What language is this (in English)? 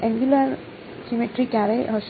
Gujarati